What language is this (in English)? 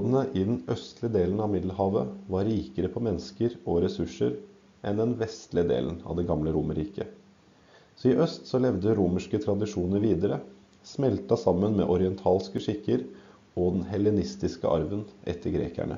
Norwegian